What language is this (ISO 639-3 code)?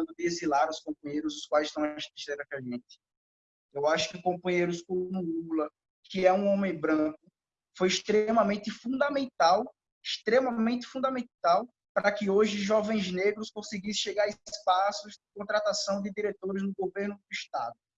por